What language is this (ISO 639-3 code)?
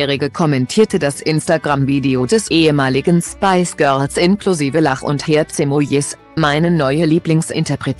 deu